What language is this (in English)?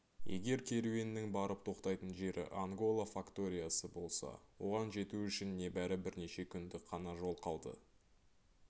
Kazakh